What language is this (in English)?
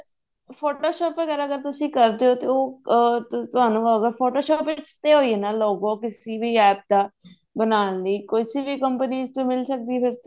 Punjabi